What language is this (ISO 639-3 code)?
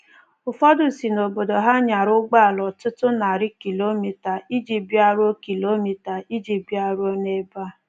ibo